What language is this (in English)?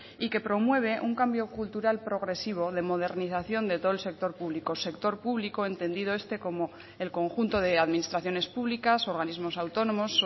Spanish